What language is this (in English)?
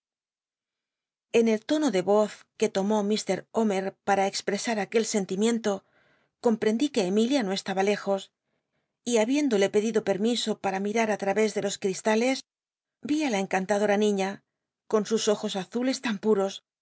Spanish